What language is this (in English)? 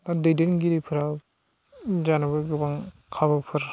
Bodo